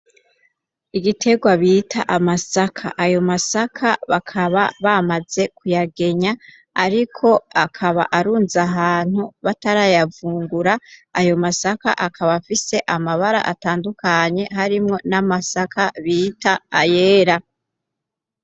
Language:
Rundi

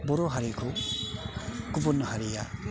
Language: Bodo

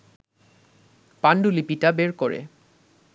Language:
Bangla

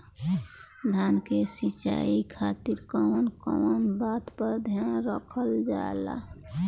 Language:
Bhojpuri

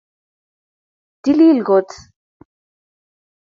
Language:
Kalenjin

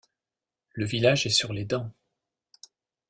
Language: French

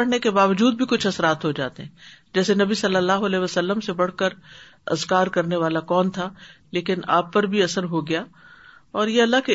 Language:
Urdu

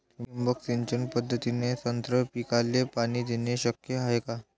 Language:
Marathi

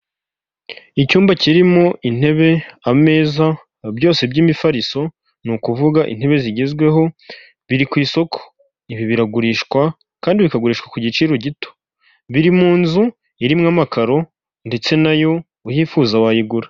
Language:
Kinyarwanda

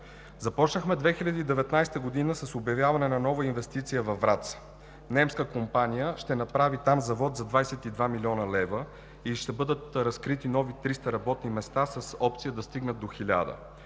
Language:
Bulgarian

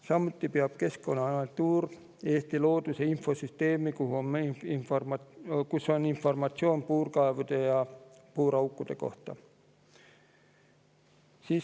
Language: Estonian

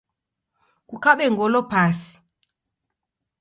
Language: Taita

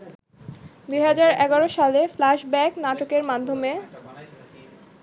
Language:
Bangla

